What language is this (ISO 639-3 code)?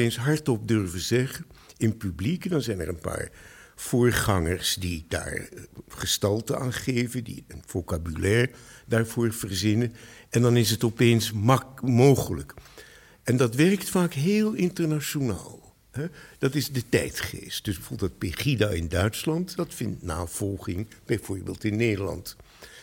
nld